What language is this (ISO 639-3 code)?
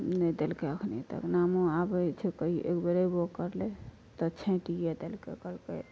mai